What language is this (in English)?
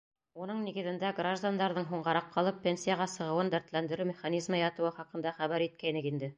Bashkir